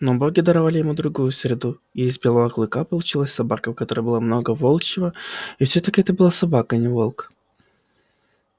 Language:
Russian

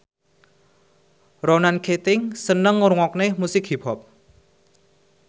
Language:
Javanese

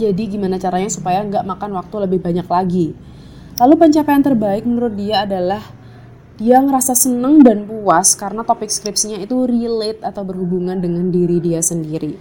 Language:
Indonesian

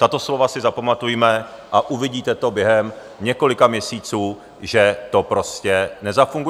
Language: Czech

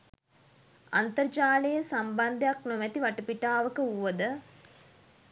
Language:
Sinhala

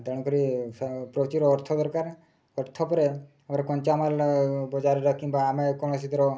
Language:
Odia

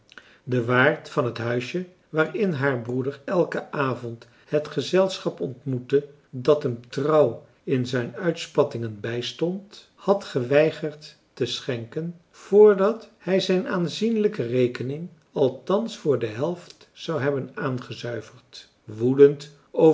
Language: Dutch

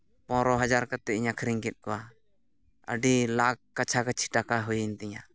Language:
Santali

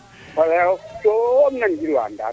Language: Serer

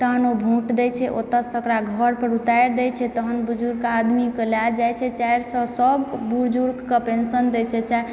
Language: Maithili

